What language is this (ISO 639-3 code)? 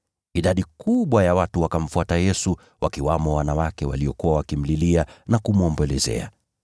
swa